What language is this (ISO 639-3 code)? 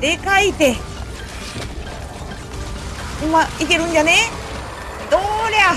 jpn